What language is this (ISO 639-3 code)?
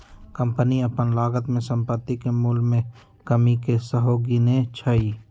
mag